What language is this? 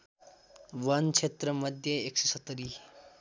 Nepali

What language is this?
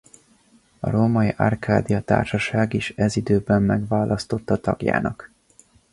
Hungarian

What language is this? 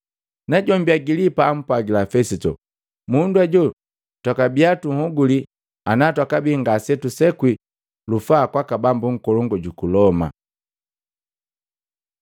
Matengo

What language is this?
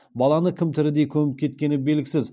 Kazakh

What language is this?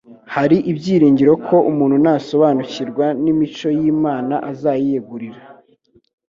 Kinyarwanda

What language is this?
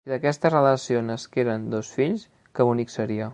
Catalan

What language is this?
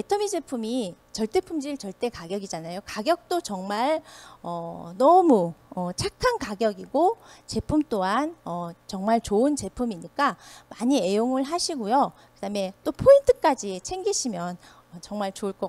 Korean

